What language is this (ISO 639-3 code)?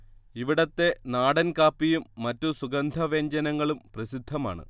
mal